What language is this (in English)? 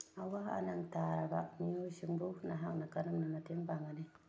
Manipuri